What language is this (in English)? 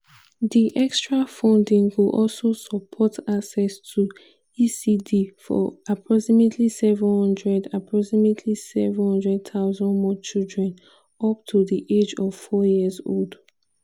Nigerian Pidgin